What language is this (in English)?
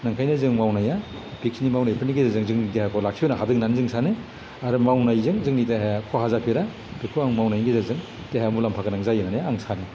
Bodo